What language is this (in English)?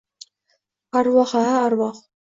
Uzbek